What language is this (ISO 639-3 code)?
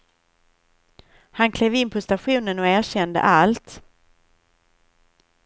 swe